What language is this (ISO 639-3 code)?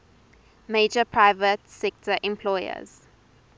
eng